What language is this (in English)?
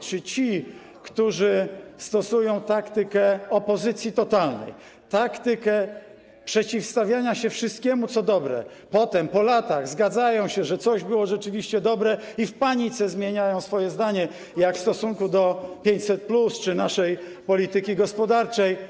Polish